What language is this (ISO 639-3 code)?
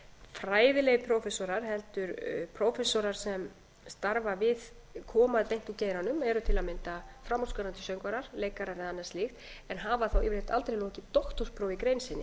isl